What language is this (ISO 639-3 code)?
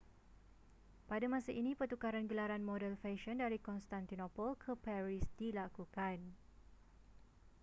msa